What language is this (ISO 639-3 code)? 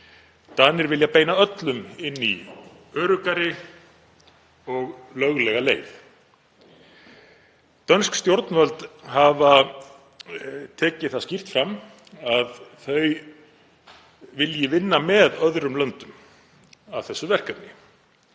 isl